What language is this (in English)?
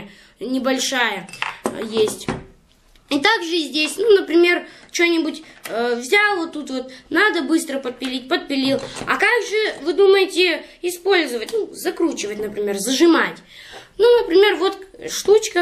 Russian